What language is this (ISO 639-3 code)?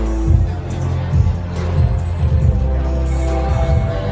tha